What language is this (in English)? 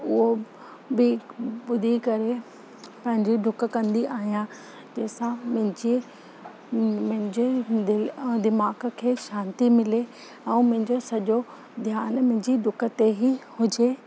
Sindhi